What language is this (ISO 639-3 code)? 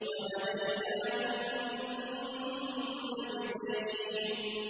ara